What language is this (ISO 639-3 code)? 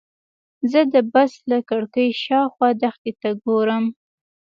pus